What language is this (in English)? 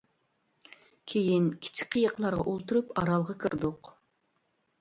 Uyghur